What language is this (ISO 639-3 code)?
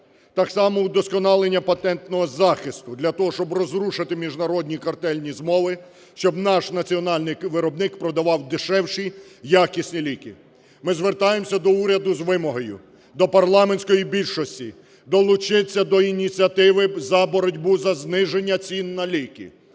ukr